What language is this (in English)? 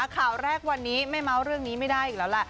Thai